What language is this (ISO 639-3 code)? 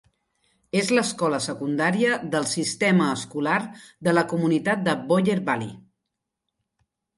cat